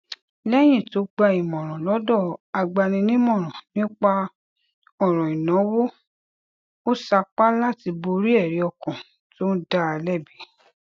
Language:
Yoruba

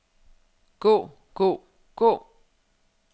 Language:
Danish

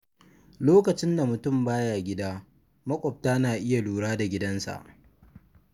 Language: Hausa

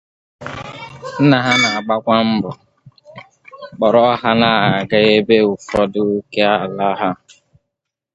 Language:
Igbo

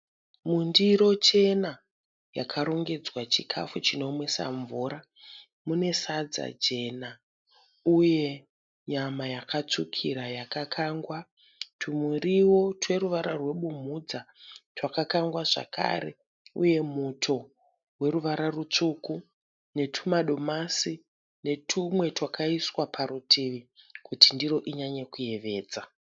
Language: Shona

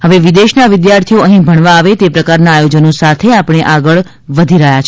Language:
Gujarati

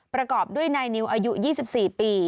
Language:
Thai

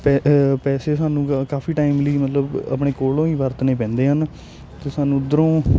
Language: Punjabi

